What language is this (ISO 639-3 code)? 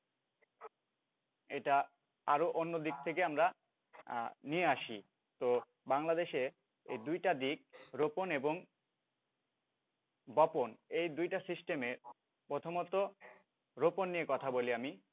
ben